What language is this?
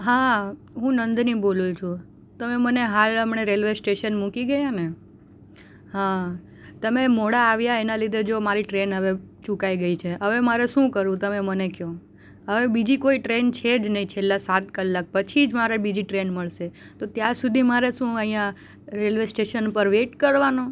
Gujarati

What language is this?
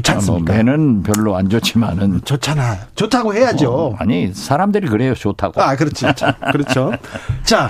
Korean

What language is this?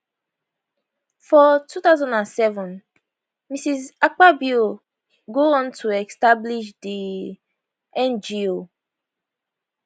Nigerian Pidgin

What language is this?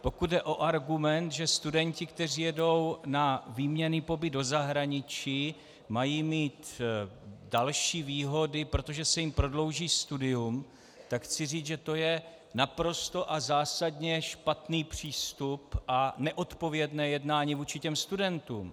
Czech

